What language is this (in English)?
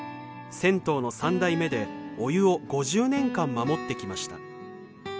Japanese